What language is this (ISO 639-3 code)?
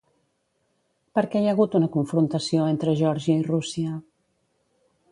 cat